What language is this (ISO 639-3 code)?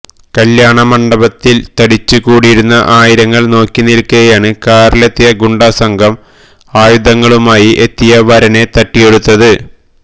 mal